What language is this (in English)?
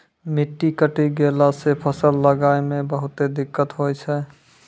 Maithili